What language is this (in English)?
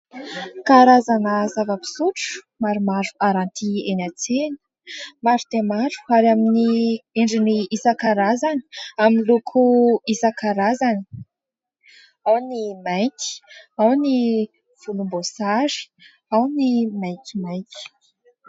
Malagasy